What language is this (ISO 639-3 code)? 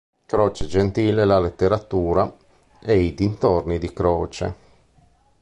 ita